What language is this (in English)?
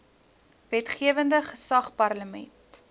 Afrikaans